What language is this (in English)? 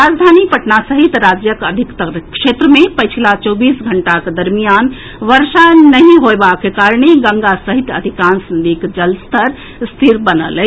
Maithili